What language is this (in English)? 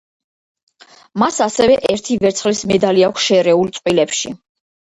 Georgian